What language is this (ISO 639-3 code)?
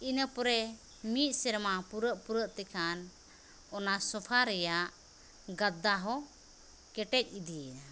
sat